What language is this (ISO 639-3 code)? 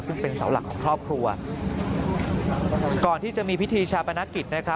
tha